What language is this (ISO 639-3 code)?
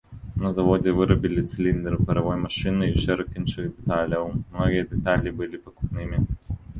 bel